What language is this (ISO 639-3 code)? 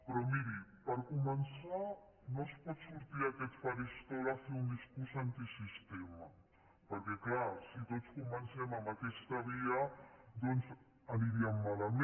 cat